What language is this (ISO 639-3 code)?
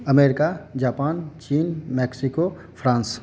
mai